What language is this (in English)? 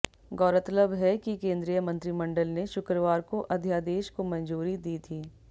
Hindi